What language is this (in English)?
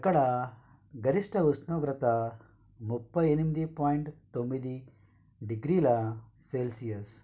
Telugu